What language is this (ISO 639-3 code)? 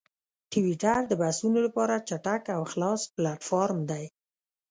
pus